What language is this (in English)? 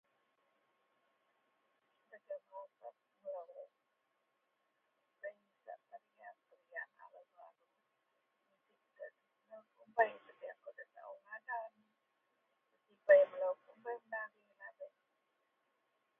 Central Melanau